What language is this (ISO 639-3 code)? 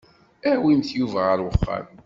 kab